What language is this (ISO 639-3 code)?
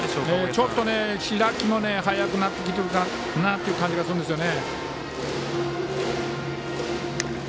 jpn